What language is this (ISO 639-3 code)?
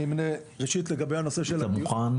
heb